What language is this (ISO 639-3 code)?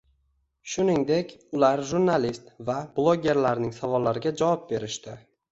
uzb